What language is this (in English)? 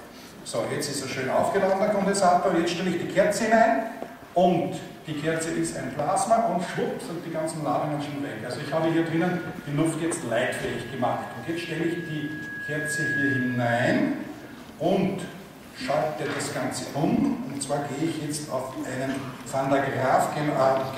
German